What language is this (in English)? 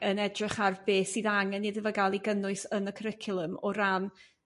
Welsh